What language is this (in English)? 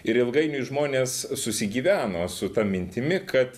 Lithuanian